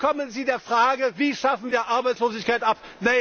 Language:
German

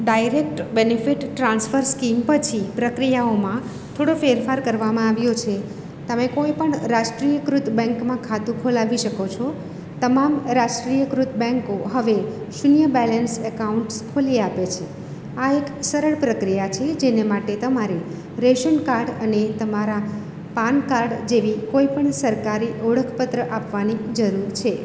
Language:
Gujarati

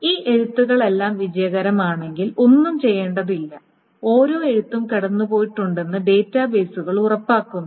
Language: Malayalam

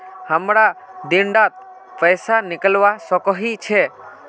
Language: Magahi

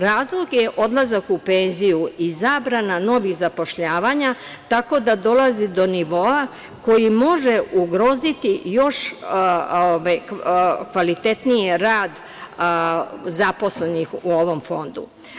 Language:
Serbian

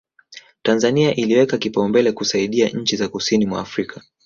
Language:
Swahili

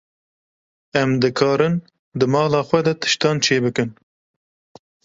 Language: Kurdish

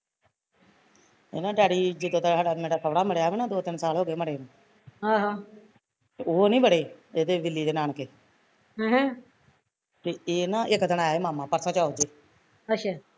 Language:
Punjabi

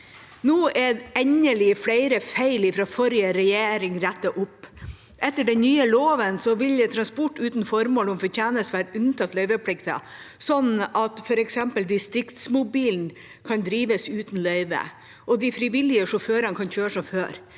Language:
Norwegian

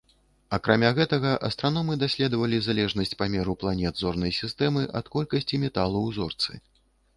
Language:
Belarusian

